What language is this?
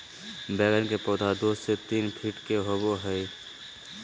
Magahi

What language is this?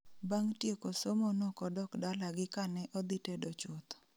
Luo (Kenya and Tanzania)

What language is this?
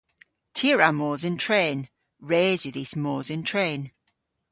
Cornish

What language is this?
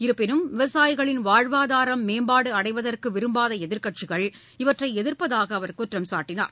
Tamil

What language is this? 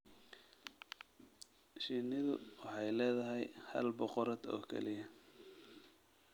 Somali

